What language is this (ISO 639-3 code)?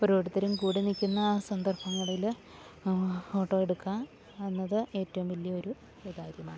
mal